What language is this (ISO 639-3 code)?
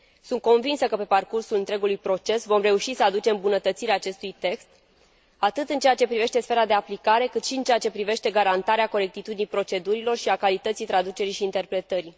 ron